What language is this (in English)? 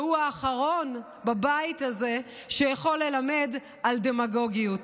Hebrew